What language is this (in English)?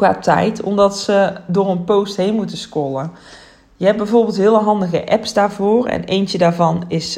Dutch